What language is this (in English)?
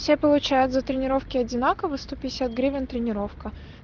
Russian